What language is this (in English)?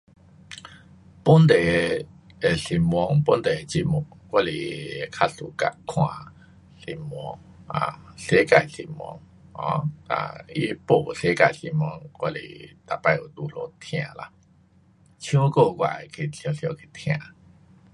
Pu-Xian Chinese